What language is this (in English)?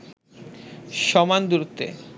Bangla